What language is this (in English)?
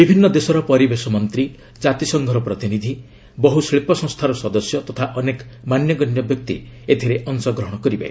Odia